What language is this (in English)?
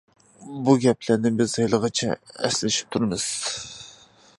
Uyghur